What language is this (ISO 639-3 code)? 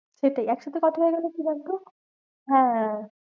ben